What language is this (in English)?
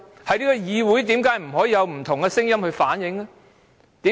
Cantonese